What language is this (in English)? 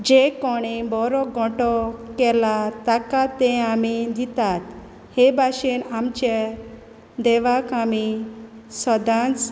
Konkani